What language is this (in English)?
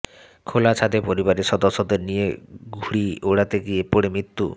Bangla